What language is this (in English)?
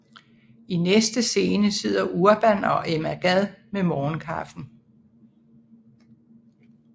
Danish